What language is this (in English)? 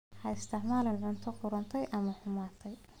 Somali